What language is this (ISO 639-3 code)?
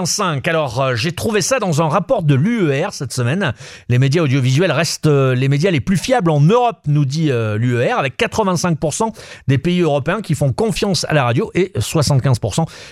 fra